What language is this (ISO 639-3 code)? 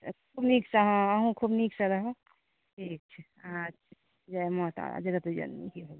mai